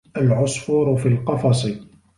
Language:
Arabic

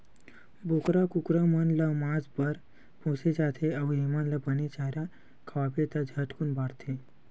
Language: Chhattisgarhi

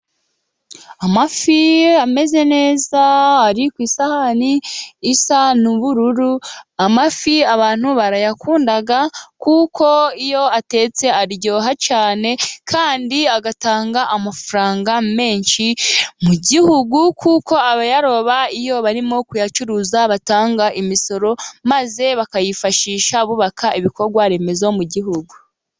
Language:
Kinyarwanda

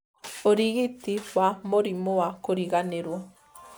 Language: Kikuyu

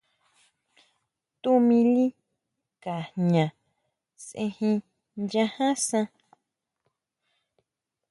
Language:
Huautla Mazatec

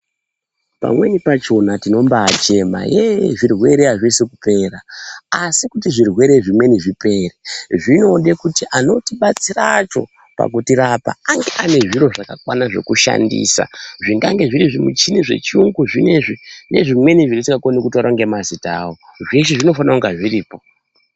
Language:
Ndau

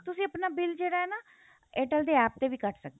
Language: Punjabi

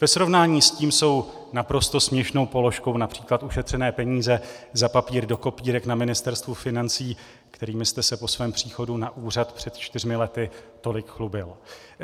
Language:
Czech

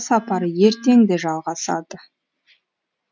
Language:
Kazakh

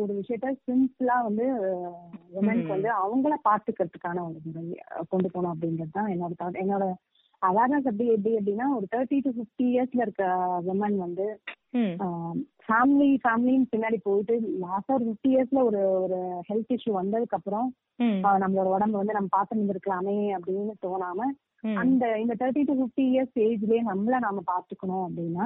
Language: Tamil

